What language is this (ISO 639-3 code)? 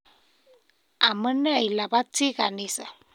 kln